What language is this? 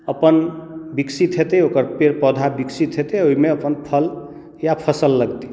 Maithili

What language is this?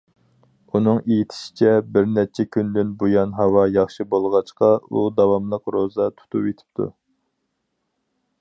Uyghur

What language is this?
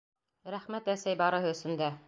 Bashkir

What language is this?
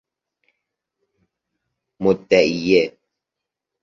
Persian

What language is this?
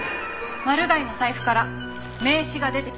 Japanese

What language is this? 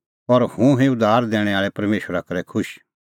Kullu Pahari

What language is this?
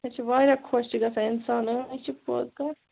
Kashmiri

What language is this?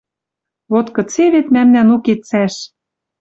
Western Mari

